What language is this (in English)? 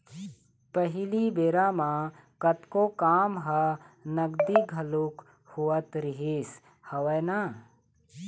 Chhattisgarhi